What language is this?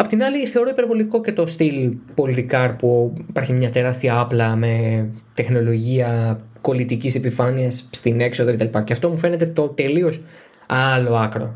Greek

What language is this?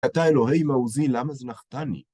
Hebrew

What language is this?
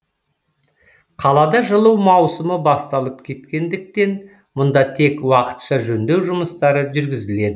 Kazakh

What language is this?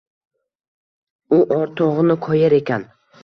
Uzbek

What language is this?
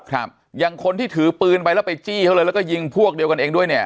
Thai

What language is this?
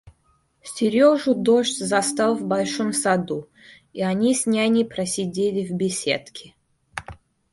Russian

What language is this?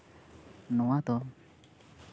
Santali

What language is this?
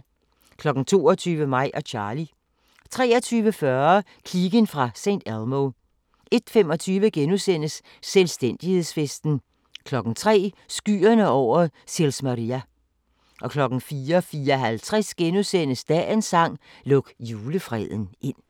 Danish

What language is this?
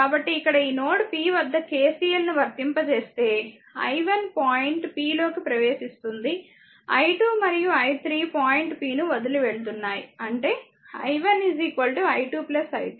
Telugu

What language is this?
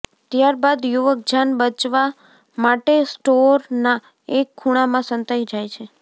Gujarati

